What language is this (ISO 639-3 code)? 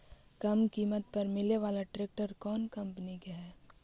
mag